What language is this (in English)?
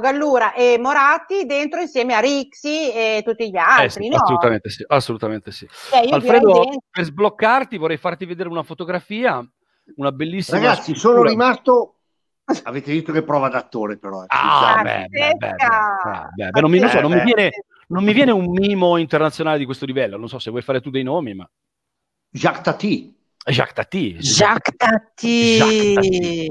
Italian